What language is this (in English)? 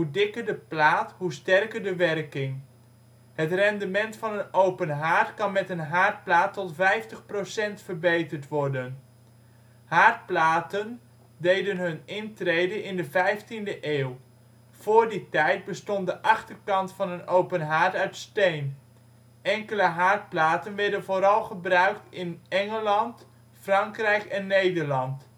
Dutch